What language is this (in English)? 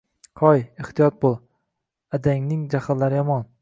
Uzbek